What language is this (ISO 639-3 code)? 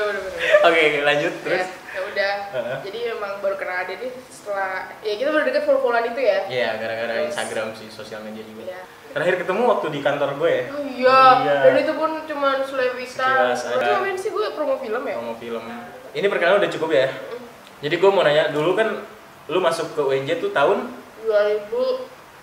ind